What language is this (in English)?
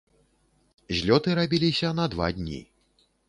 Belarusian